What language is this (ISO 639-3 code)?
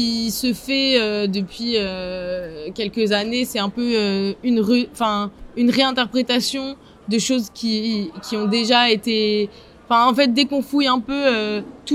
fra